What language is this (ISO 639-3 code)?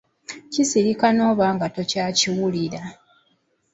lug